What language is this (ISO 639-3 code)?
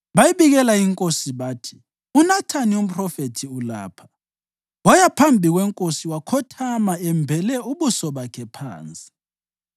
nde